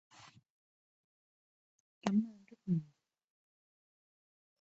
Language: Vietnamese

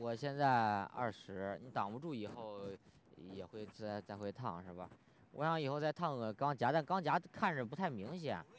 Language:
Chinese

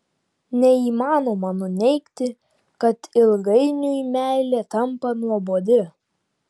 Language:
Lithuanian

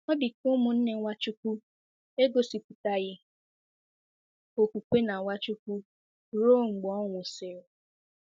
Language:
Igbo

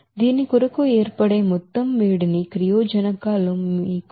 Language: Telugu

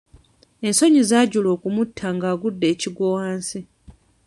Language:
Ganda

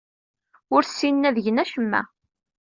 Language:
Kabyle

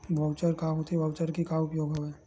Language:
Chhattisgarhi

